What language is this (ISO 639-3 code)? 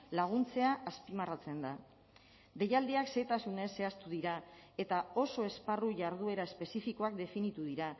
eus